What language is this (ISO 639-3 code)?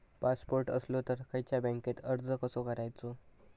mar